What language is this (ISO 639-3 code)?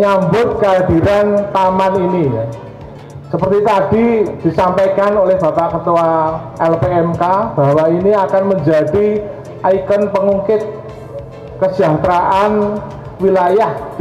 ind